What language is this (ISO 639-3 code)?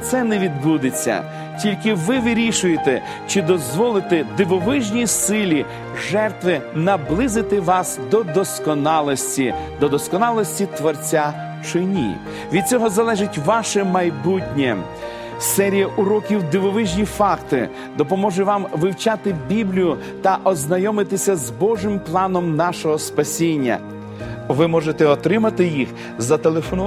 ukr